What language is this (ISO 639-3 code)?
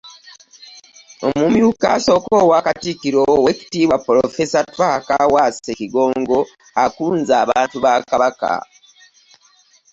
lug